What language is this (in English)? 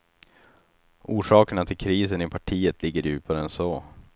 Swedish